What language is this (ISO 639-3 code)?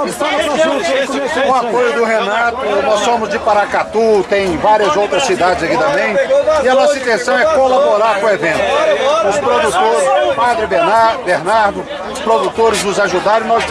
por